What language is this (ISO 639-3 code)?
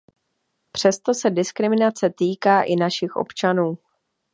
ces